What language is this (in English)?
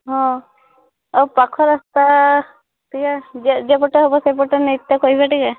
Odia